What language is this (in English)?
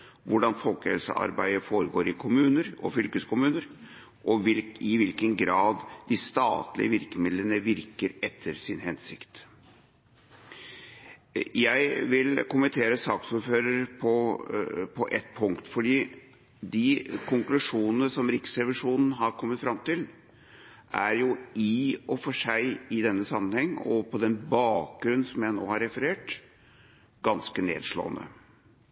Norwegian Bokmål